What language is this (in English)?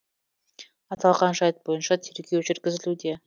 Kazakh